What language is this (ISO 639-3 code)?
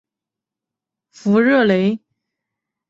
zho